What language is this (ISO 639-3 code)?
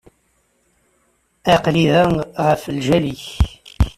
kab